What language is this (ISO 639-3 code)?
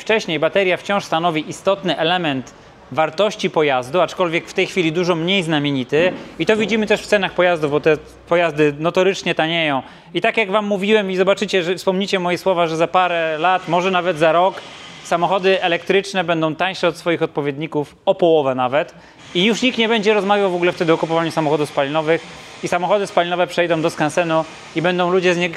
pol